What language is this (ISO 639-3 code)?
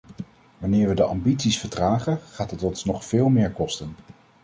nld